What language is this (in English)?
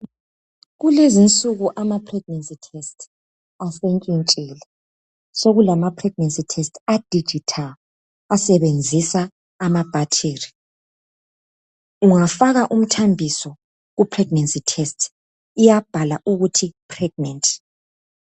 North Ndebele